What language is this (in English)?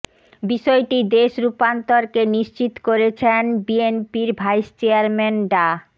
Bangla